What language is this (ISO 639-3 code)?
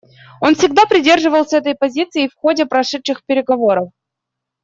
rus